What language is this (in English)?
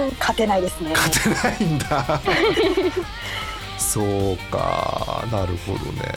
Japanese